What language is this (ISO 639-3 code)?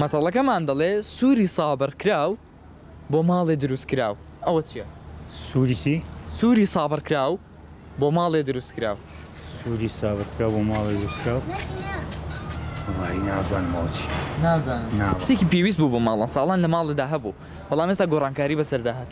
ara